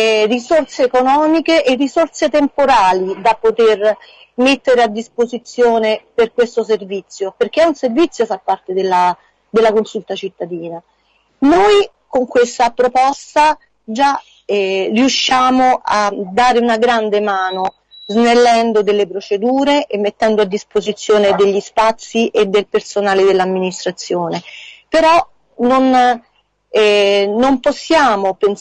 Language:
Italian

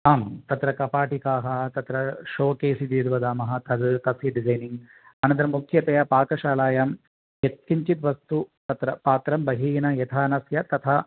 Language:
Sanskrit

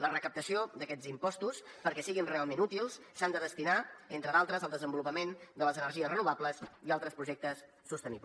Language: Catalan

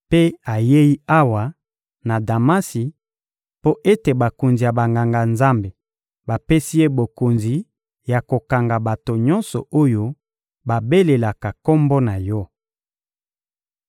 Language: Lingala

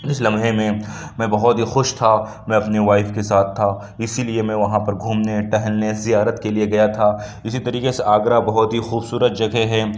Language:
Urdu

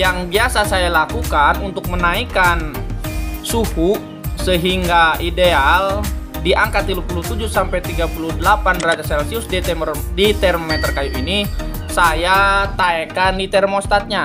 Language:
Indonesian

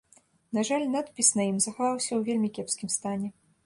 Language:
Belarusian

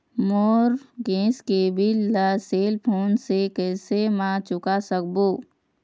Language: Chhattisgarhi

